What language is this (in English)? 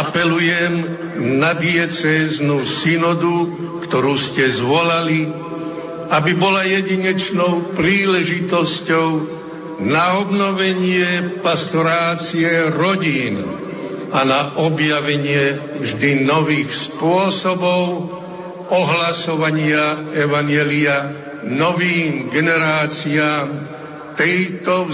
Slovak